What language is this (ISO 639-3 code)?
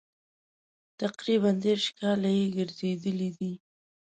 pus